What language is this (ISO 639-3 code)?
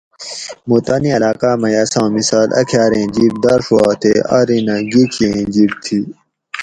gwc